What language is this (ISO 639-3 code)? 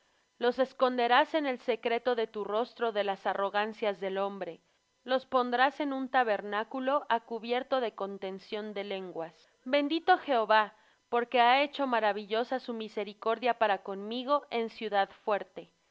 spa